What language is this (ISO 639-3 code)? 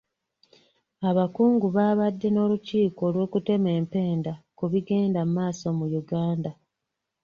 lug